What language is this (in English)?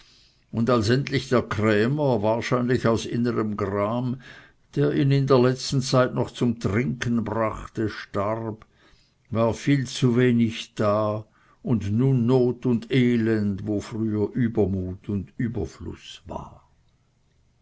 German